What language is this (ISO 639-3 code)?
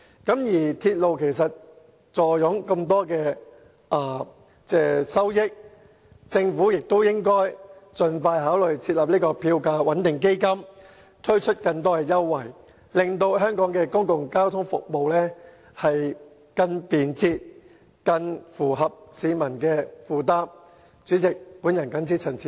yue